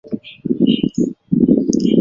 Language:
Chinese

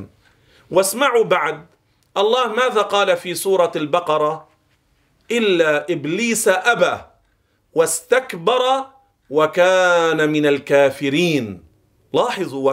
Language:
Arabic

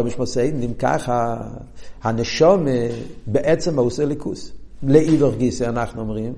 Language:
Hebrew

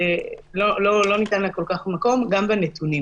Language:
Hebrew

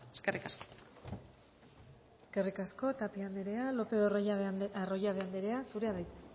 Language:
Basque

